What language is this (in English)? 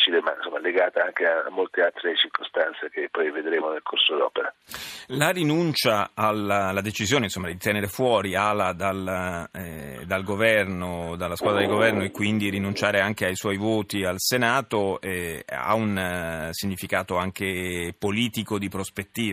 Italian